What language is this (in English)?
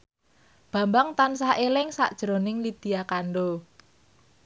Javanese